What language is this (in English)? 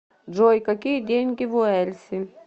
Russian